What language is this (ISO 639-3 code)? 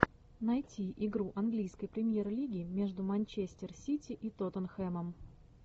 rus